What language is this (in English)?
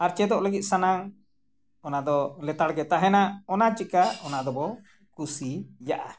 Santali